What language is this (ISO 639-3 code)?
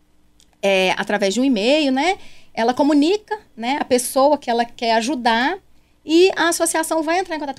por